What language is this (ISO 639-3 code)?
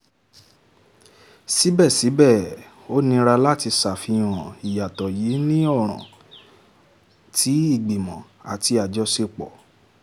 yor